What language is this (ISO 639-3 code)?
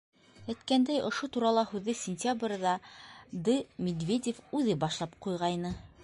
bak